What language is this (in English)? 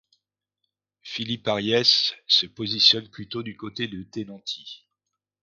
French